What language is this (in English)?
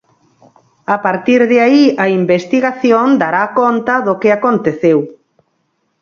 Galician